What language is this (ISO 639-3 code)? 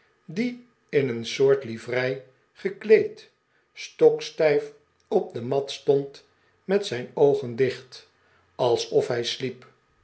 nld